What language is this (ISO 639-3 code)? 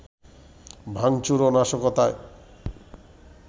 ben